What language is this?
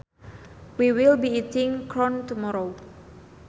Sundanese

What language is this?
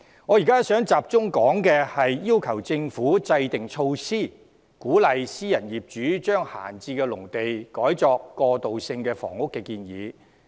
Cantonese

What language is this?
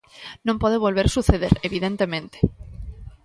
Galician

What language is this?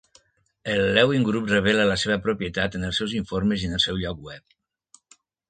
Catalan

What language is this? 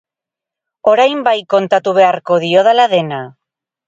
Basque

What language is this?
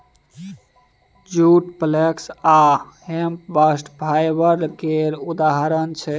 Maithili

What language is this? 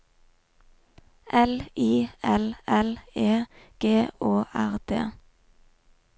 Norwegian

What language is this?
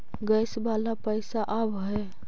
Magahi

